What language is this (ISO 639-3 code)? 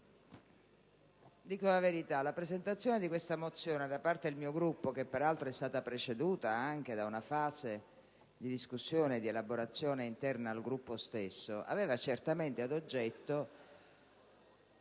ita